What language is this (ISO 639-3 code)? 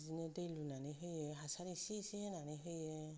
brx